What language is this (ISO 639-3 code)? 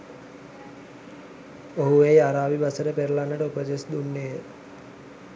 sin